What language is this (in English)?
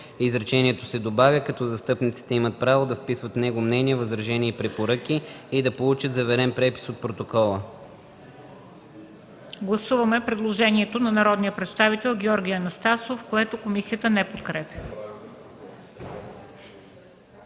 Bulgarian